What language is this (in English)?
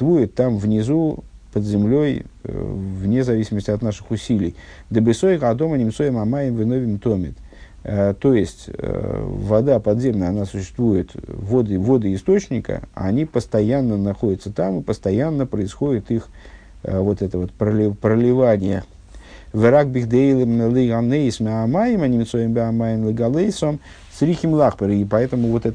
Russian